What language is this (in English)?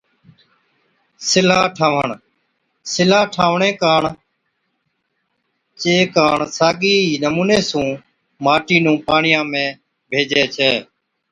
Od